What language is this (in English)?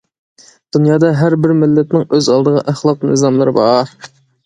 Uyghur